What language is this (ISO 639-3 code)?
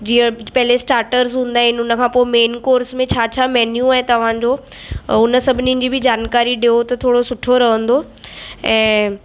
snd